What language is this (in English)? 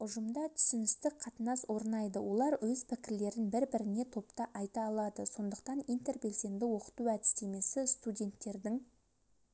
Kazakh